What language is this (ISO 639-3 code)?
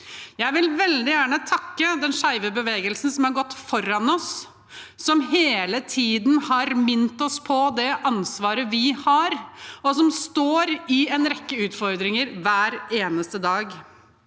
nor